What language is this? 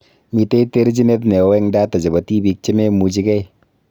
Kalenjin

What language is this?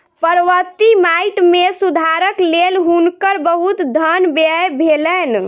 Maithili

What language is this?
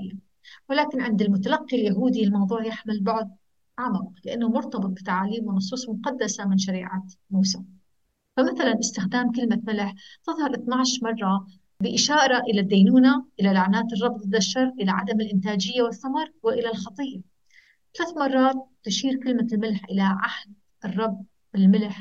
Arabic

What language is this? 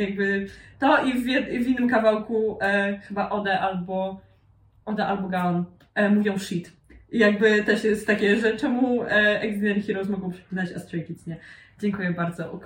Polish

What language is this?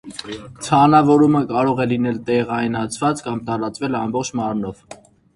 Armenian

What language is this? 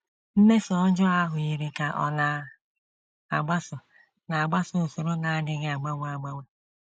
Igbo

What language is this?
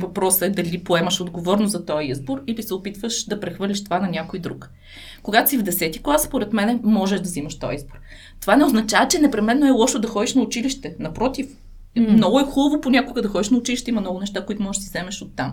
Bulgarian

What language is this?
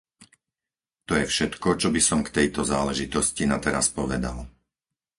Slovak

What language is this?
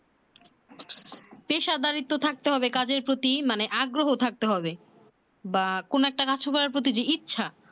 Bangla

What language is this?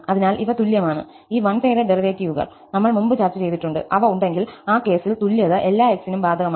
Malayalam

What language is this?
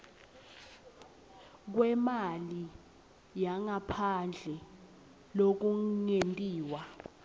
Swati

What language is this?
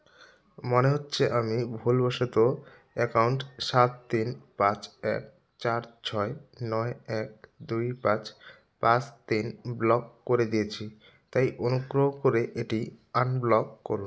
Bangla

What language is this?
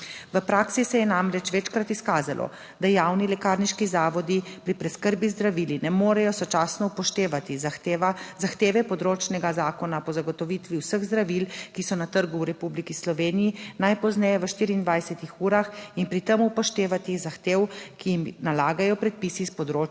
Slovenian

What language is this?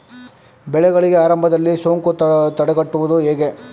Kannada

